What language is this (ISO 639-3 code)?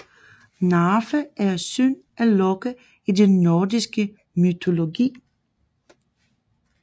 dan